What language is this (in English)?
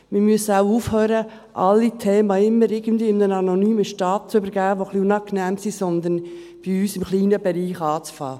Swiss German